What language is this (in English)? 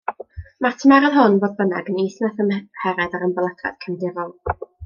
Welsh